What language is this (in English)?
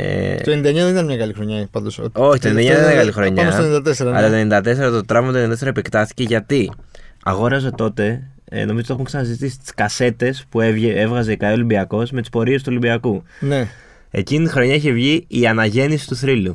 Greek